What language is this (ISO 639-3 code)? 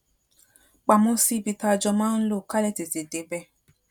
yor